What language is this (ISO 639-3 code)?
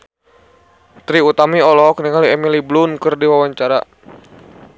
sun